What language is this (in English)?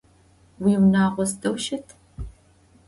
Adyghe